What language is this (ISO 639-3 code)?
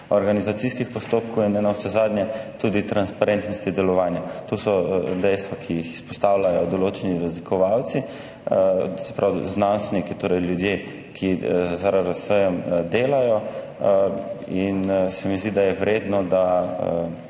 slv